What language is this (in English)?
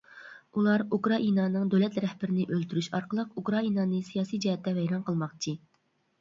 Uyghur